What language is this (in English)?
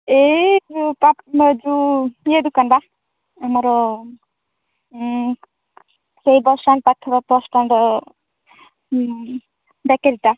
Odia